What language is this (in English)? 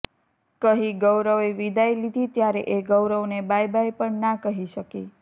Gujarati